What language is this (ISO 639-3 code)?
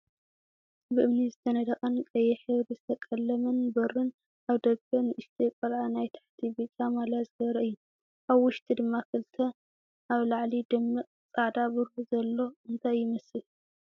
tir